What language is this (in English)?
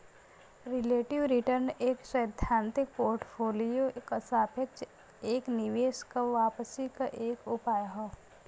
Bhojpuri